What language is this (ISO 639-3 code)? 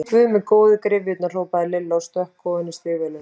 isl